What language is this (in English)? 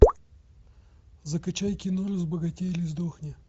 Russian